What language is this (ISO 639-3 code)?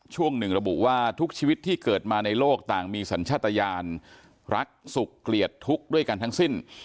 tha